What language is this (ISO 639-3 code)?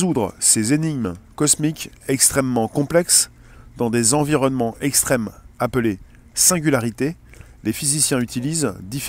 fra